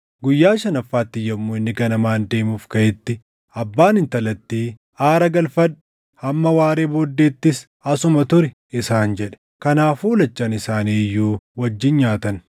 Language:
Oromo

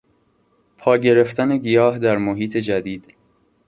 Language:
Persian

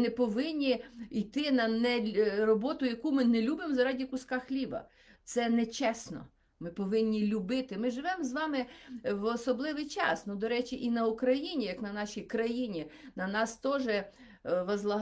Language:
Ukrainian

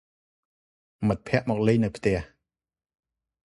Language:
Khmer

